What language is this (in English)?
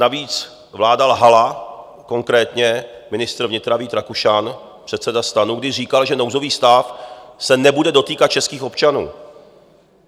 Czech